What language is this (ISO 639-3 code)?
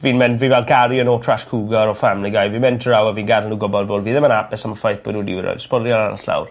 cym